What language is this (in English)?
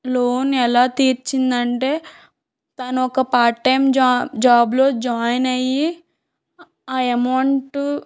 Telugu